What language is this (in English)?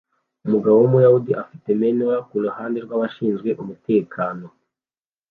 Kinyarwanda